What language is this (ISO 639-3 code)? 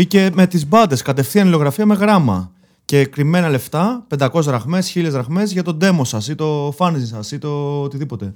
ell